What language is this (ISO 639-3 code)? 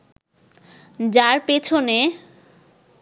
ben